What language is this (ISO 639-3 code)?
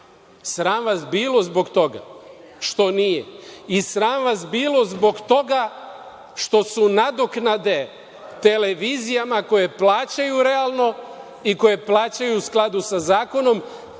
srp